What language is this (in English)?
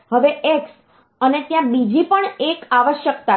Gujarati